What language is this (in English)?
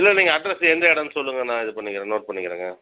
Tamil